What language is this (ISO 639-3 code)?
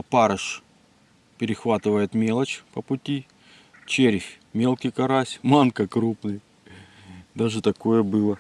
rus